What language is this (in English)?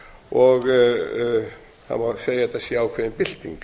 Icelandic